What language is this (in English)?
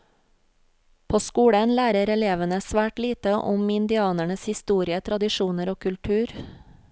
Norwegian